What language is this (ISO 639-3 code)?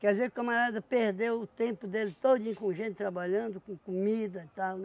por